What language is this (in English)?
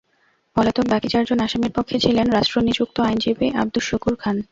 Bangla